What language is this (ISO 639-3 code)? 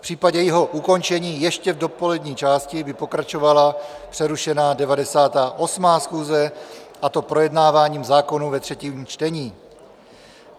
ces